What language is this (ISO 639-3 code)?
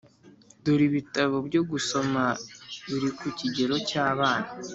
kin